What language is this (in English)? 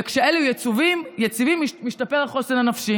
Hebrew